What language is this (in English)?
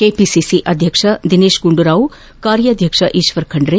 Kannada